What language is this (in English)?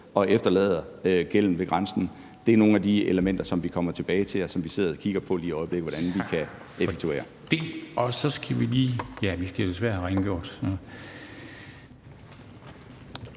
Danish